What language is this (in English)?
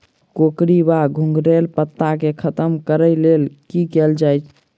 Maithili